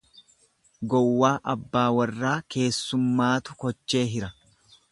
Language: Oromo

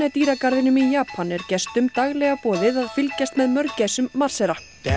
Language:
Icelandic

